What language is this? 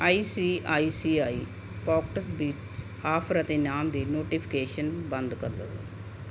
Punjabi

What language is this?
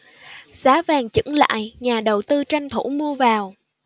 Vietnamese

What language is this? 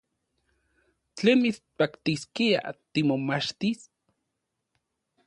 Central Puebla Nahuatl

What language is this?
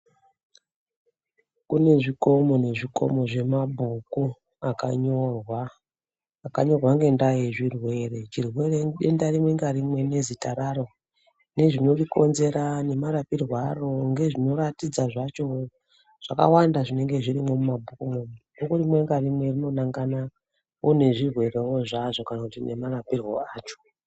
Ndau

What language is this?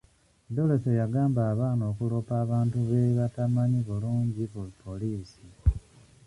Ganda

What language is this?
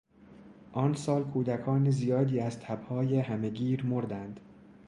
Persian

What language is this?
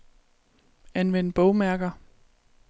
Danish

